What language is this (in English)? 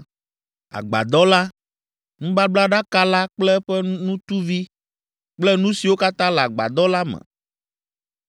Ewe